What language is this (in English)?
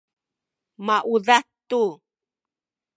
Sakizaya